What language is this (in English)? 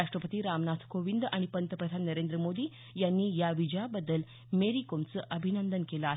Marathi